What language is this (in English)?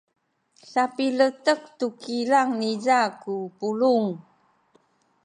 Sakizaya